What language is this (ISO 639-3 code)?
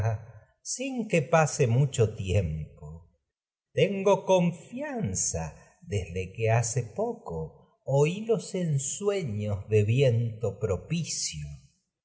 spa